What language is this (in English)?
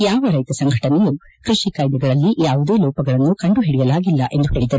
Kannada